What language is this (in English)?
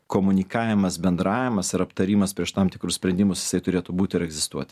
Lithuanian